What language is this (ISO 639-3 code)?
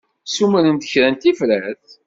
kab